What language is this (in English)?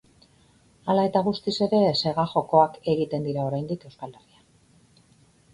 Basque